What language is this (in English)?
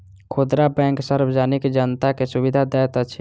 Maithili